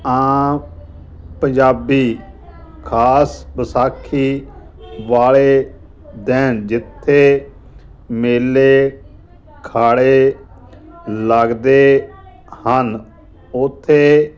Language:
Punjabi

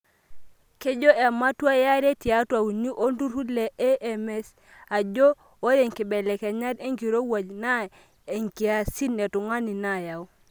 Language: Masai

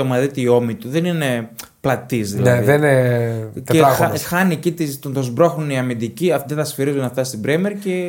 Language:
Greek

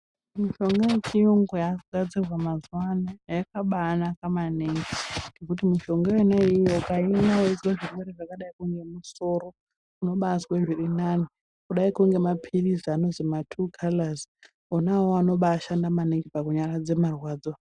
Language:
Ndau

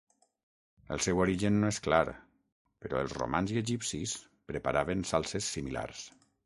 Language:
Catalan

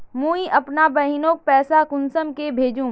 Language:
Magahi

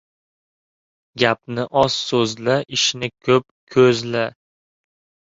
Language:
Uzbek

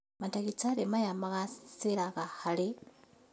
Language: Kikuyu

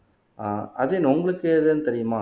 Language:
Tamil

